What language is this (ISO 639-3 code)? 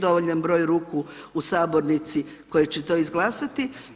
hrv